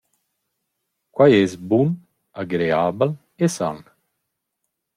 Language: Romansh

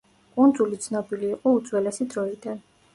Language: Georgian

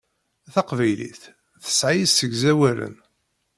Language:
Kabyle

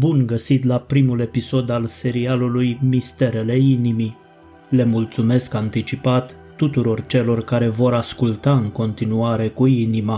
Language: Romanian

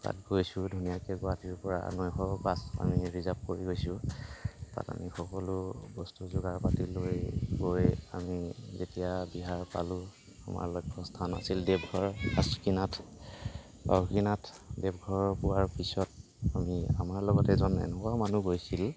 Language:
Assamese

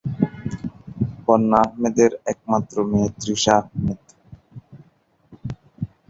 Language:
Bangla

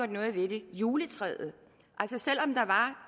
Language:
Danish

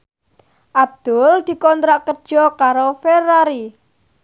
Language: Javanese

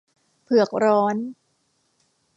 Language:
Thai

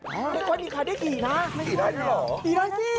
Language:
Thai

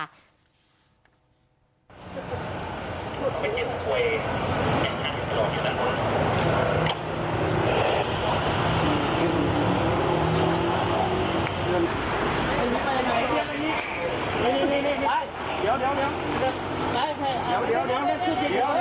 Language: Thai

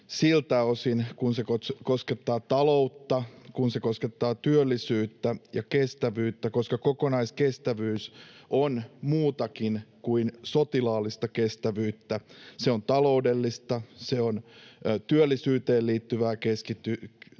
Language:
Finnish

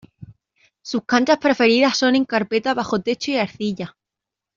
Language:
Spanish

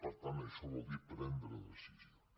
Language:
Catalan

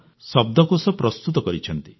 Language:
Odia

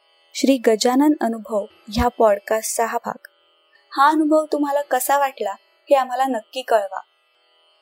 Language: Marathi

